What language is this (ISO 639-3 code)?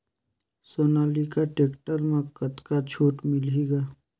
hne